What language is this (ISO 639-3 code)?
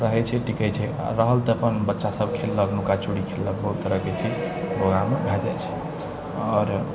mai